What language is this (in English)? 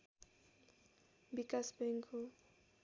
Nepali